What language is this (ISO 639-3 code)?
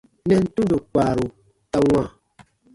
bba